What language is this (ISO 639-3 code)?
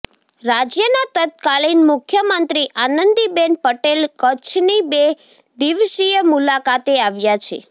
guj